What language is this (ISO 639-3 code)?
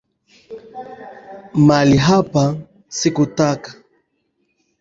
swa